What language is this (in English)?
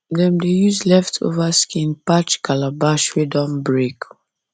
Nigerian Pidgin